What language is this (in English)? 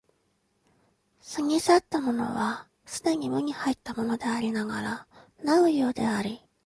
Japanese